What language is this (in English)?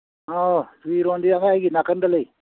Manipuri